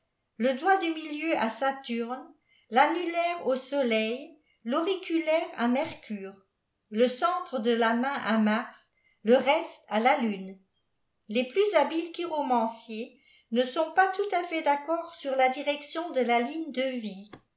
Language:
French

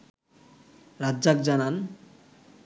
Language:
Bangla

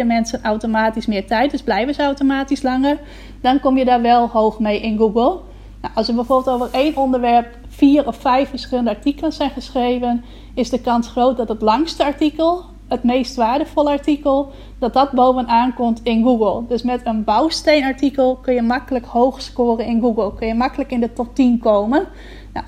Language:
Dutch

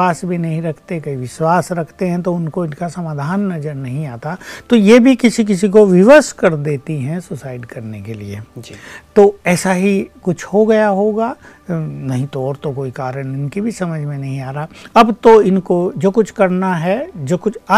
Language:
Hindi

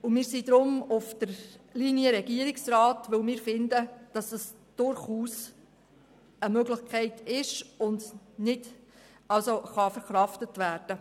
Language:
Swiss German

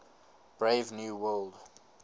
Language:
English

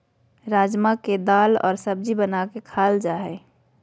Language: Magahi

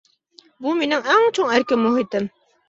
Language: Uyghur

